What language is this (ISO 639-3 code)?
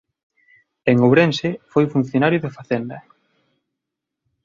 glg